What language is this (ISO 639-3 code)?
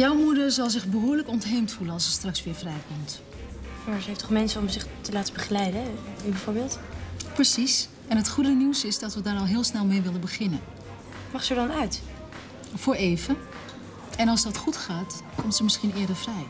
nld